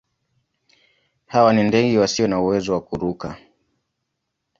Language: Swahili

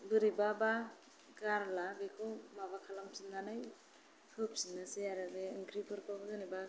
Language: Bodo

